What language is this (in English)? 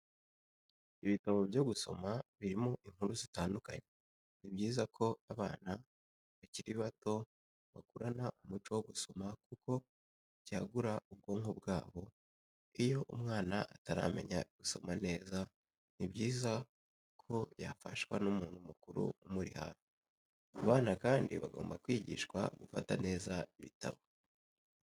Kinyarwanda